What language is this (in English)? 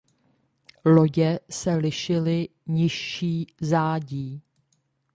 Czech